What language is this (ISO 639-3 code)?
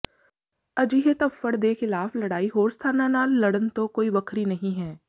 pan